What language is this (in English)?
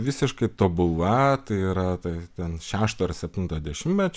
Lithuanian